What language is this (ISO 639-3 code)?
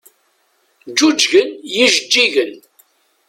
kab